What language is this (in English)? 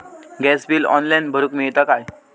Marathi